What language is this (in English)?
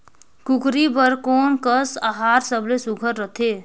Chhattisgarhi